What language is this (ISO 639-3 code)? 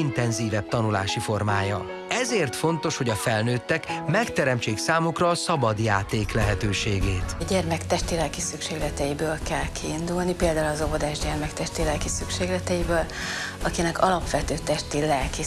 hun